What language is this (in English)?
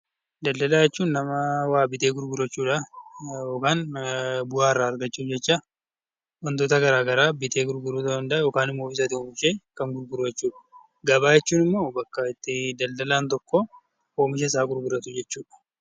Oromo